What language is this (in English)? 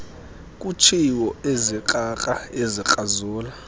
Xhosa